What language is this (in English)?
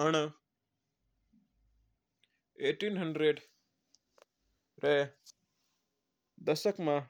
Mewari